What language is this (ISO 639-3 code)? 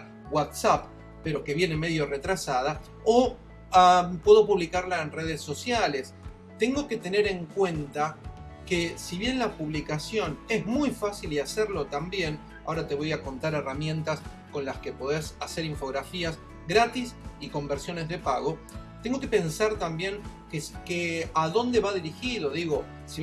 spa